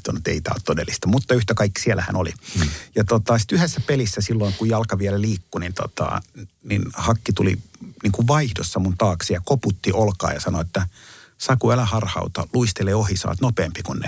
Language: Finnish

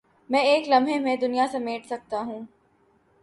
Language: Urdu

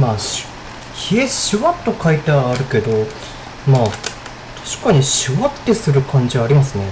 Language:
Japanese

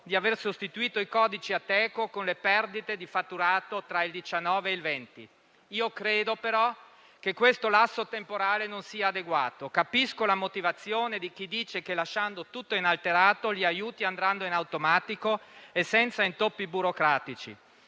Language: Italian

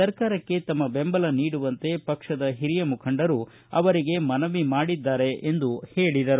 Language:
Kannada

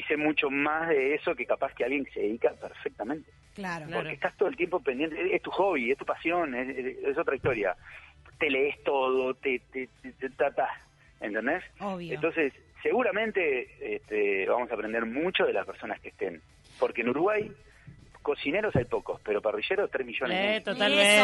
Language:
Spanish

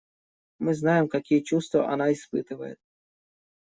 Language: Russian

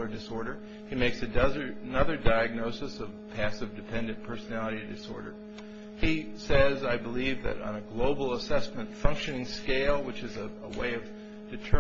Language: English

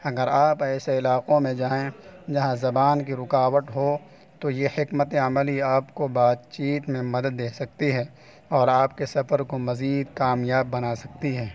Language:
Urdu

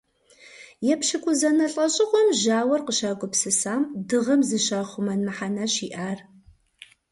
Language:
Kabardian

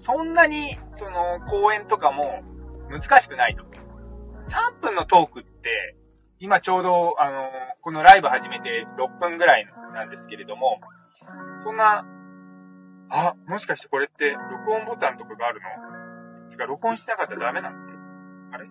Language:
Japanese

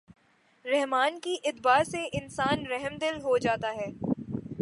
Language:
Urdu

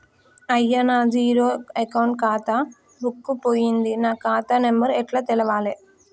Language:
Telugu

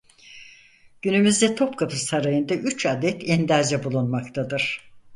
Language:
Turkish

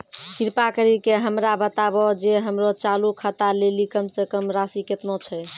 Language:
Maithili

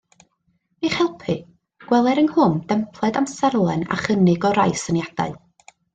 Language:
Welsh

